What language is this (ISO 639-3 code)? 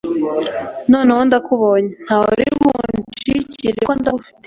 kin